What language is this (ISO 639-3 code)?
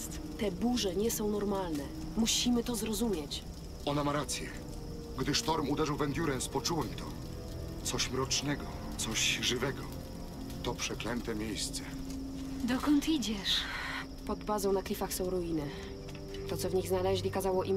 pol